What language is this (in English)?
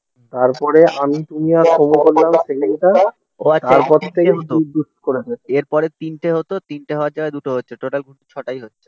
Bangla